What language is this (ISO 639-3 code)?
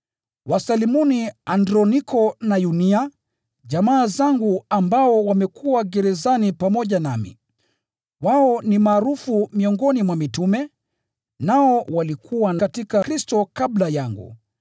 swa